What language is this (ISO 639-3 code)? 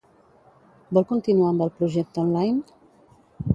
cat